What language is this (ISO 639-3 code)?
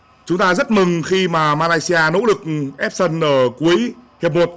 vie